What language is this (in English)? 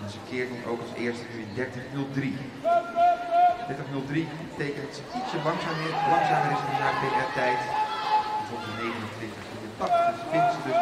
Dutch